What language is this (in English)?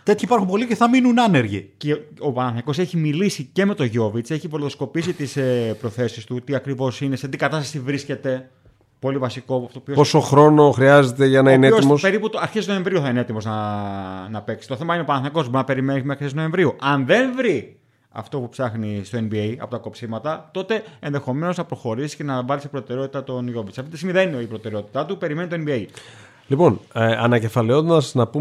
Greek